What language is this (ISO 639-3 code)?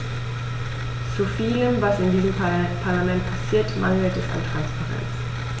deu